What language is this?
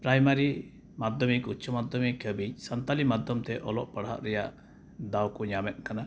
Santali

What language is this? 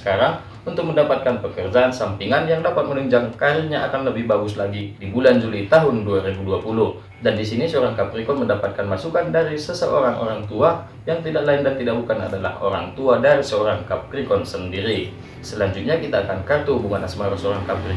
Indonesian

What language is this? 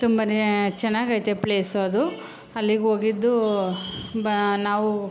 Kannada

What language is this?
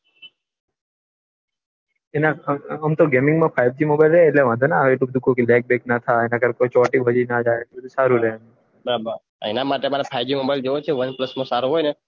Gujarati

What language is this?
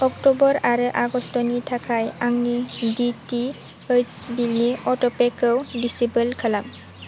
Bodo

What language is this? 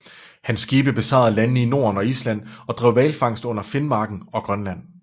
Danish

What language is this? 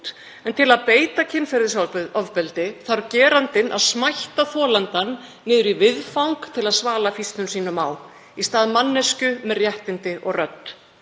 Icelandic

